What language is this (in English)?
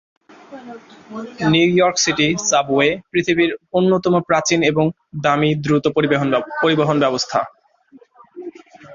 Bangla